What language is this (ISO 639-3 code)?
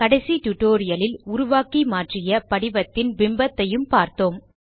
tam